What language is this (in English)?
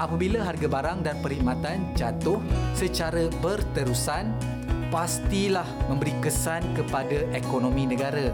Malay